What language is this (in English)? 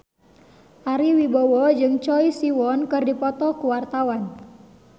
Sundanese